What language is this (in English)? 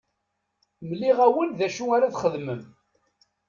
Kabyle